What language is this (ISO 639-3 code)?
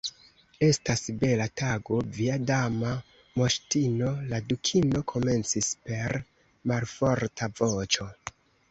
epo